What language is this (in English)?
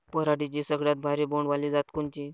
Marathi